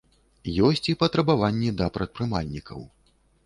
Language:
Belarusian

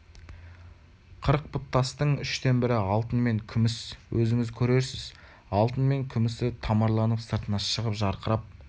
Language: Kazakh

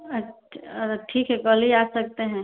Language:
Hindi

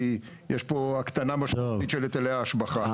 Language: Hebrew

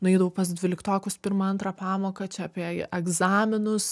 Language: Lithuanian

